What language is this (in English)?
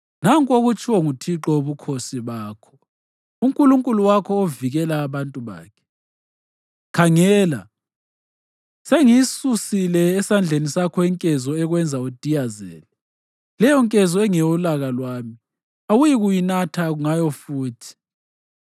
North Ndebele